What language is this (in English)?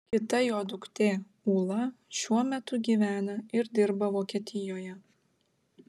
Lithuanian